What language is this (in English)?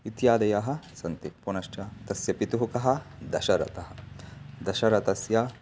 Sanskrit